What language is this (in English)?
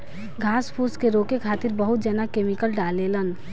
Bhojpuri